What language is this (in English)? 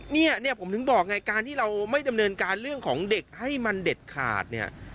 Thai